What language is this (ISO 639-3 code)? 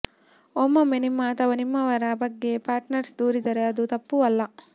kan